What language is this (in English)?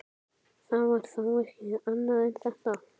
Icelandic